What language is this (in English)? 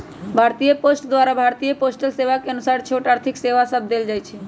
Magahi